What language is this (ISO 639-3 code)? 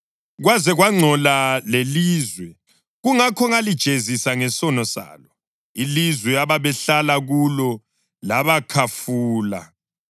nde